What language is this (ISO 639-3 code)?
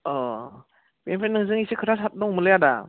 brx